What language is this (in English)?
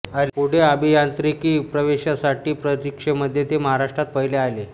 Marathi